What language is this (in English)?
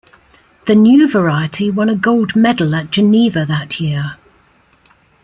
English